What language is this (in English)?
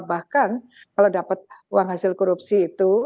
Indonesian